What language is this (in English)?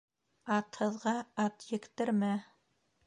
Bashkir